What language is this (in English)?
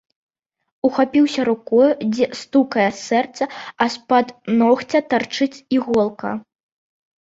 Belarusian